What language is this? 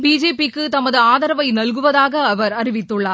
Tamil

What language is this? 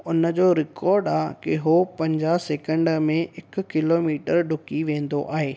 Sindhi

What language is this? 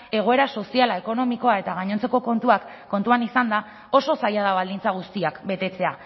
Basque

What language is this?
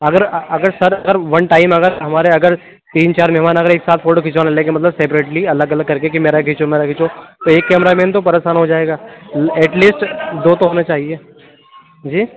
Urdu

